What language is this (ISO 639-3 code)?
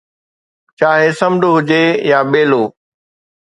snd